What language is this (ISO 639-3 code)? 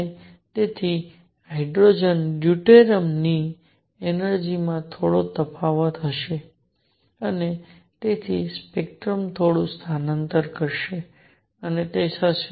guj